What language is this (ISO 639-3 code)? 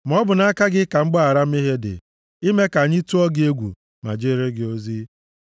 ibo